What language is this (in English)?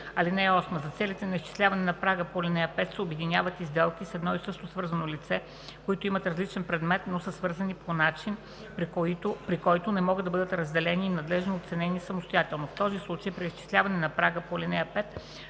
Bulgarian